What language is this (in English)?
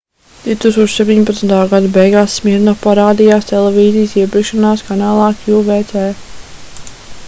Latvian